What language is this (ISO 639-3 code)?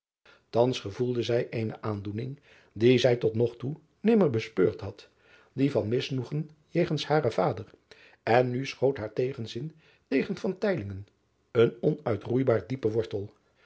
nld